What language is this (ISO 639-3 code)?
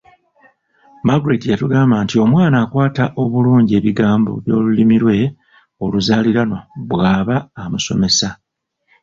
lug